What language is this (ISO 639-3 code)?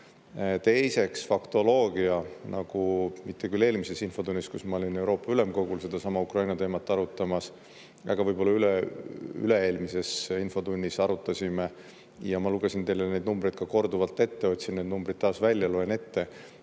est